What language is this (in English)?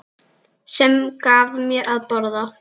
Icelandic